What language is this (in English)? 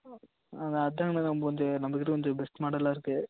Tamil